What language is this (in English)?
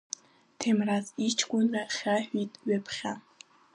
Abkhazian